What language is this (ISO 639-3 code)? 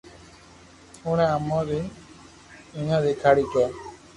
lrk